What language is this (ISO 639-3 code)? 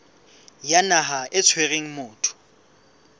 sot